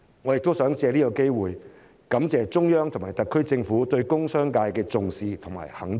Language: Cantonese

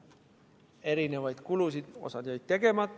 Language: Estonian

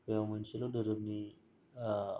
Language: Bodo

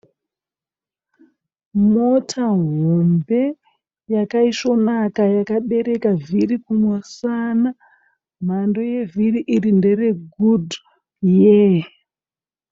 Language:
Shona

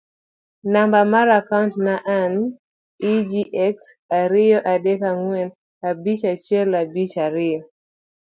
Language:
Luo (Kenya and Tanzania)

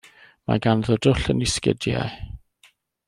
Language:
Welsh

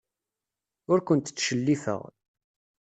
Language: Kabyle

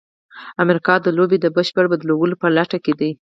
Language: Pashto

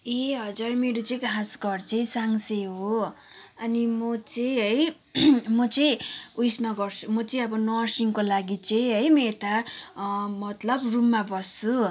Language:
Nepali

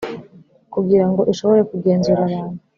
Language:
Kinyarwanda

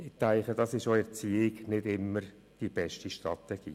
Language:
Swiss German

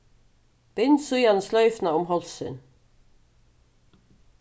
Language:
Faroese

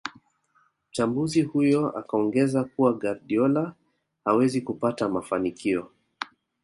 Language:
Swahili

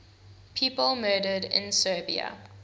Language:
English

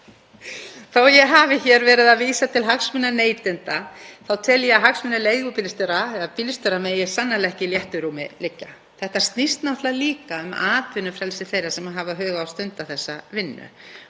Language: Icelandic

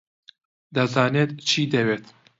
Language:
Central Kurdish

